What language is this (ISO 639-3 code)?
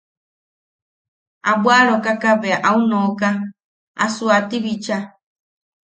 yaq